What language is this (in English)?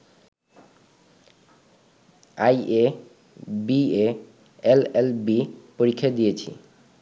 Bangla